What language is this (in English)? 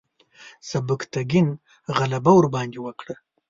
Pashto